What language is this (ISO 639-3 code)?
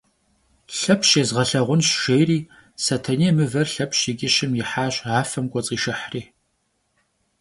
kbd